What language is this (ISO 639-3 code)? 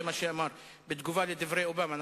heb